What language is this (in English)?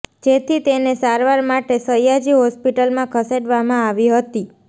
Gujarati